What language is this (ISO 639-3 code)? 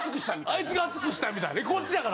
jpn